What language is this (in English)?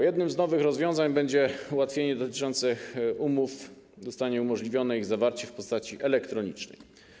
Polish